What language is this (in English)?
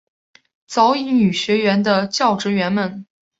Chinese